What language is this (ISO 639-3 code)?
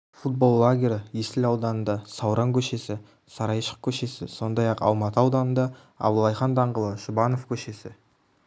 kaz